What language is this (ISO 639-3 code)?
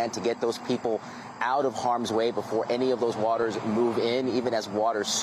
eng